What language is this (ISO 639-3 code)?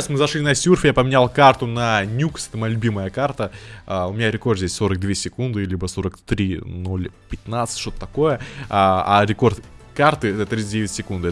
rus